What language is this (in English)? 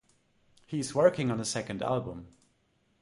English